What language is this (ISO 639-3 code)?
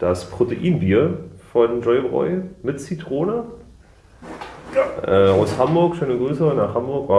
deu